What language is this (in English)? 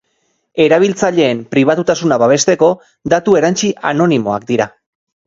Basque